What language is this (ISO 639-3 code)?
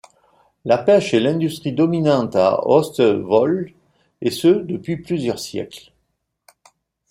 fra